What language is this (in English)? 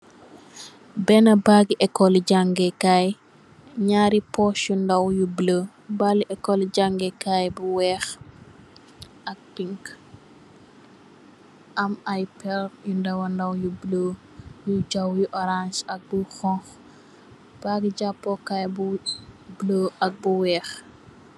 Wolof